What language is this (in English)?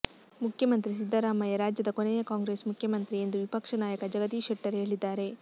Kannada